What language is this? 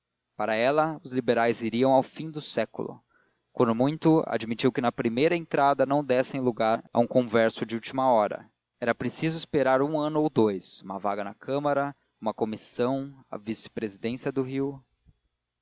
Portuguese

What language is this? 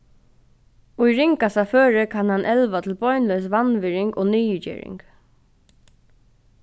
Faroese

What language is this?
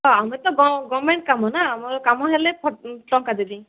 Odia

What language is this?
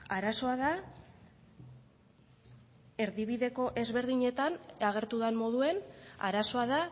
Basque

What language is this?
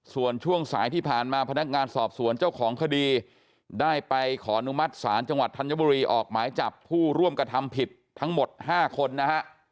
Thai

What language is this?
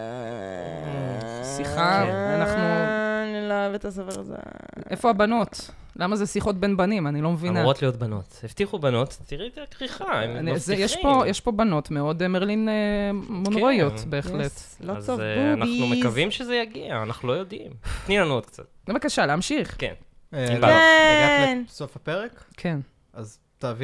Hebrew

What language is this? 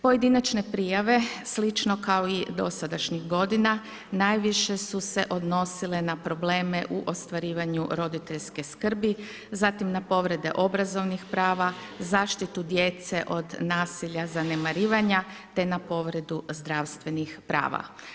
Croatian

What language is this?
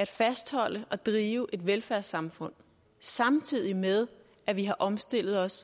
Danish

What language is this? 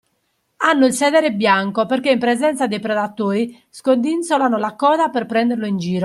Italian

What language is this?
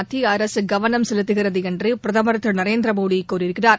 Tamil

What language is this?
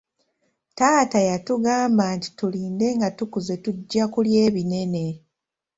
Ganda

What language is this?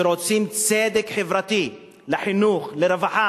Hebrew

